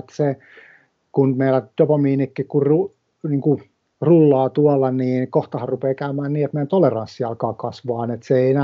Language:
Finnish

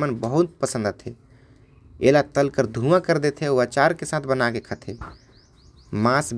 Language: Korwa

